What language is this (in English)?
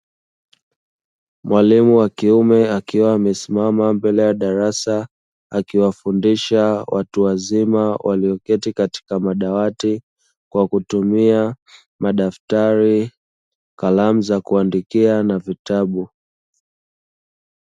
Swahili